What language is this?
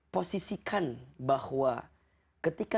Indonesian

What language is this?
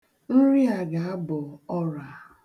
Igbo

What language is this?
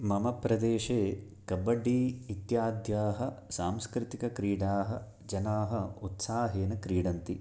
Sanskrit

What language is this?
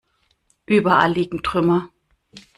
German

